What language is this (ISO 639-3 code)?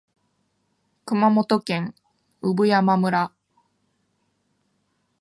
jpn